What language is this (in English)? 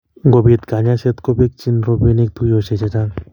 Kalenjin